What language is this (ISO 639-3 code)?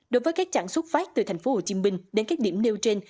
vie